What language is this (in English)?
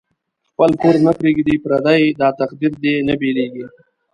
Pashto